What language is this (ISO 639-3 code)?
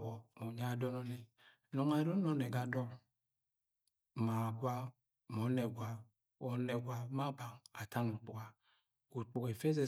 yay